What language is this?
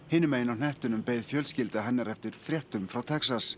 Icelandic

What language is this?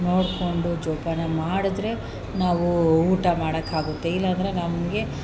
Kannada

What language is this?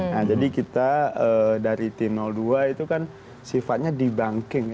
Indonesian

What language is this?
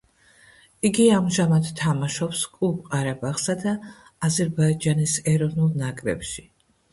Georgian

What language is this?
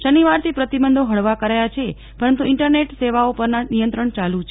Gujarati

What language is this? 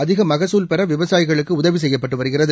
Tamil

